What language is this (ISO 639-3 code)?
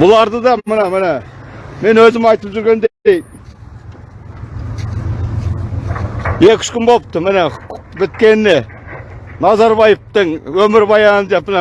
tur